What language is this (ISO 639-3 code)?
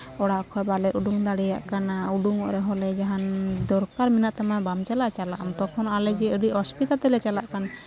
sat